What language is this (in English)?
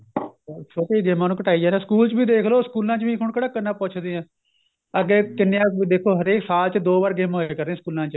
Punjabi